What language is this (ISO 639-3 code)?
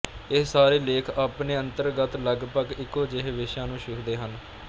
pan